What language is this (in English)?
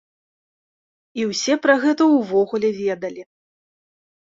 Belarusian